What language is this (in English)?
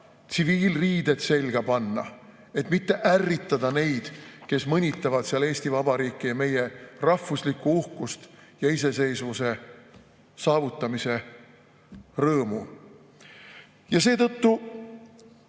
Estonian